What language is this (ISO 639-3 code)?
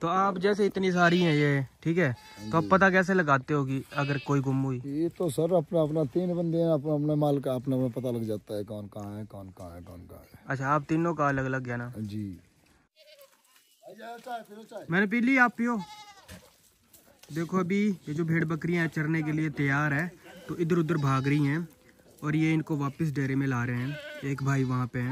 hin